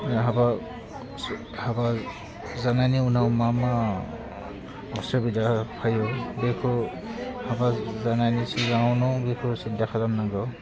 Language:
Bodo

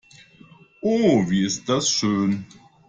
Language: German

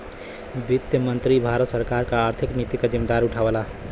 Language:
Bhojpuri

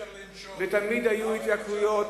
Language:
Hebrew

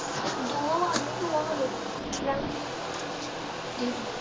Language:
Punjabi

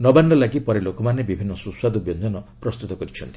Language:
Odia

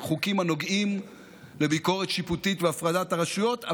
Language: Hebrew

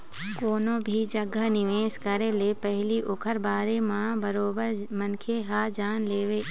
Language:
Chhattisgarhi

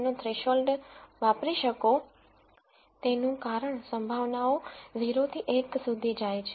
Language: Gujarati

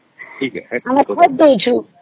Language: Odia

